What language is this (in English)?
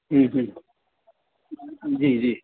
Urdu